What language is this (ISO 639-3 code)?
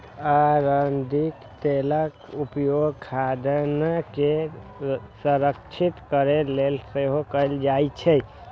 mai